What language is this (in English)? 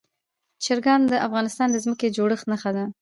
Pashto